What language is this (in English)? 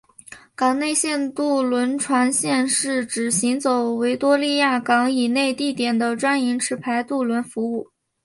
Chinese